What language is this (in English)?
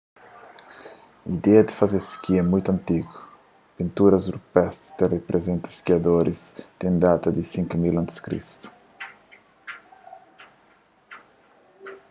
Kabuverdianu